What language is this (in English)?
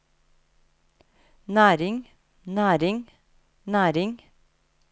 Norwegian